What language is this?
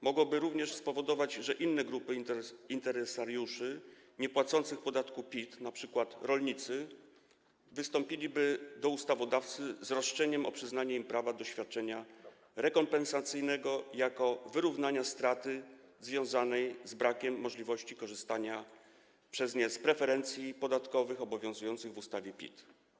Polish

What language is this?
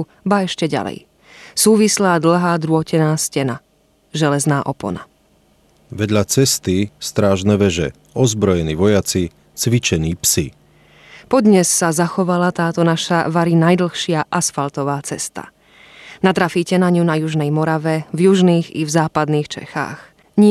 Czech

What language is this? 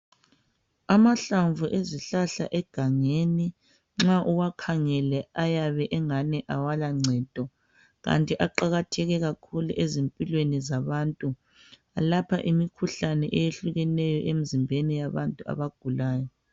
North Ndebele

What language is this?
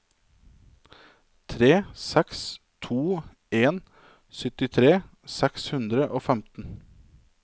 Norwegian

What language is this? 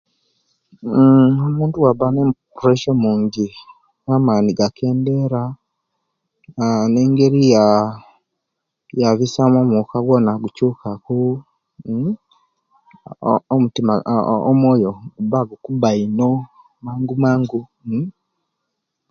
Kenyi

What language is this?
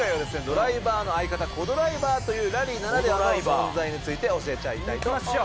Japanese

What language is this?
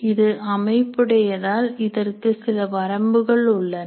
Tamil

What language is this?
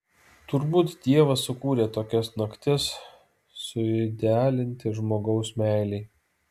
Lithuanian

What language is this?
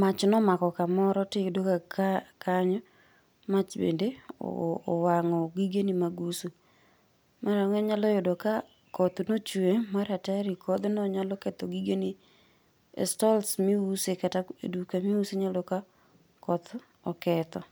Luo (Kenya and Tanzania)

